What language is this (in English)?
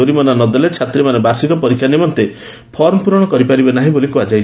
Odia